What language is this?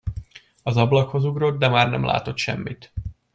Hungarian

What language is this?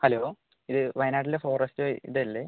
Malayalam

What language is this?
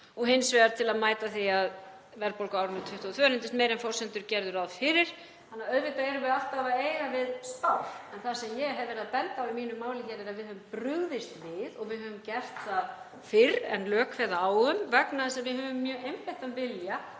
Icelandic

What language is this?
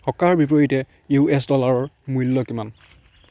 Assamese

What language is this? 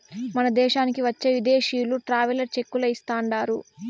Telugu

